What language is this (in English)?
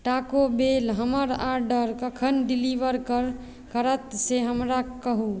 Maithili